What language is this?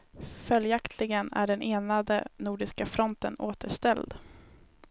Swedish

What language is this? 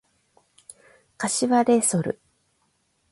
Japanese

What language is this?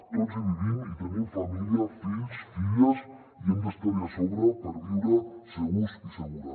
Catalan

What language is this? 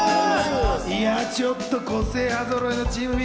Japanese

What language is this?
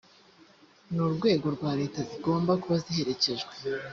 Kinyarwanda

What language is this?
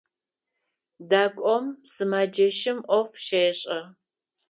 Adyghe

